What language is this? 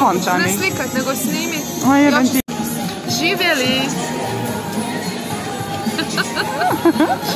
Ukrainian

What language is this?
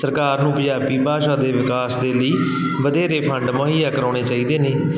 Punjabi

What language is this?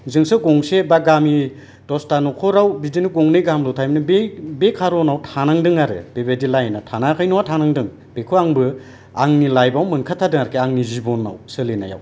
Bodo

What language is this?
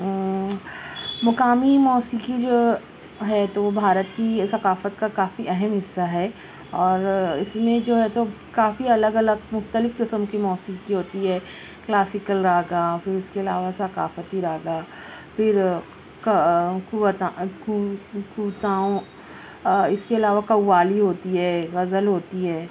Urdu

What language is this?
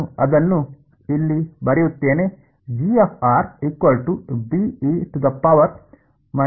Kannada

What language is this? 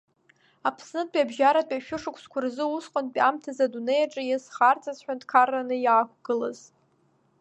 Abkhazian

